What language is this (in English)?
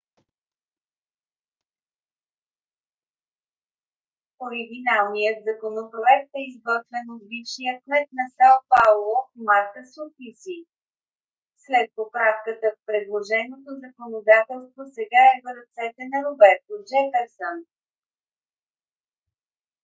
Bulgarian